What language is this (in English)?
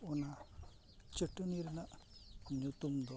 Santali